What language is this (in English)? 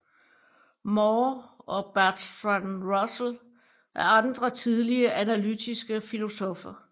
Danish